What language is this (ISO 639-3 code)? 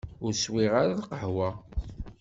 kab